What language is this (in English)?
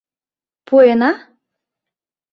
Mari